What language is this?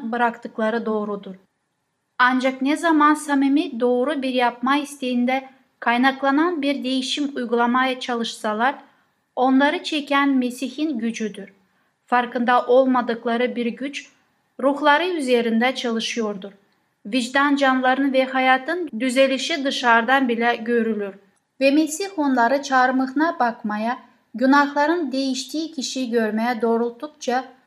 Turkish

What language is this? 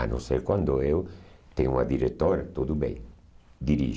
Portuguese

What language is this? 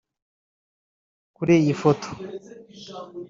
Kinyarwanda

